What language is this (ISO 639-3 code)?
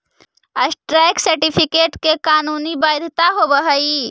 mag